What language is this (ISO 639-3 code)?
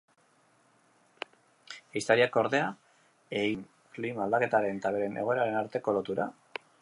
eus